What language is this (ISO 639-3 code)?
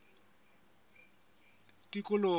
sot